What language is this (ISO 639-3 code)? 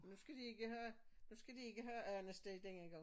dan